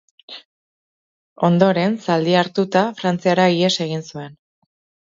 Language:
Basque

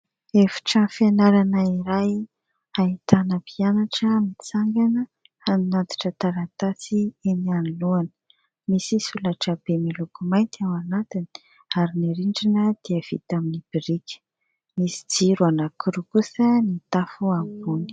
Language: Malagasy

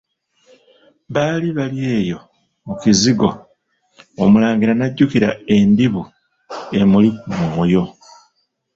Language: Ganda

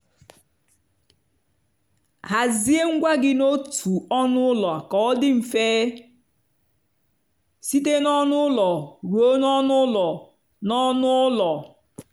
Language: Igbo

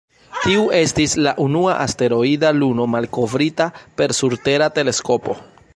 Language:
Esperanto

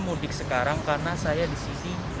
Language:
Indonesian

